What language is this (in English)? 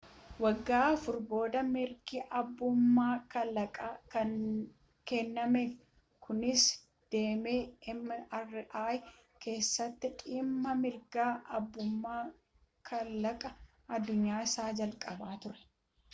Oromo